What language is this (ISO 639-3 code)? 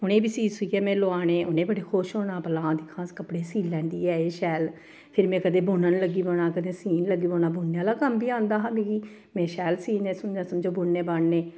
doi